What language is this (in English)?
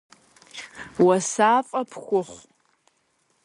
Kabardian